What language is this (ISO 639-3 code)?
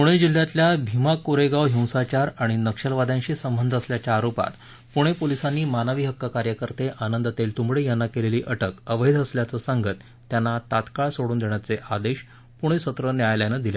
mar